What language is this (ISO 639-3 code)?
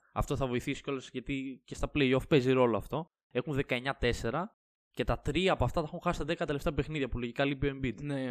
ell